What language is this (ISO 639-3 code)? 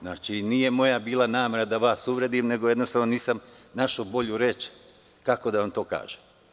srp